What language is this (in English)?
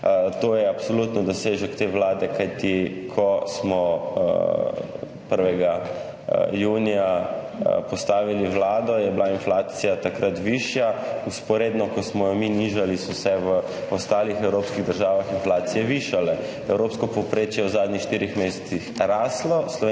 Slovenian